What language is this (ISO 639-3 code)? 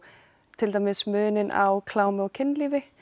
isl